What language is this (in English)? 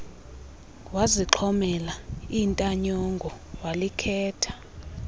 Xhosa